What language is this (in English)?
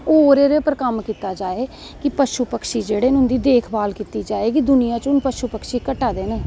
Dogri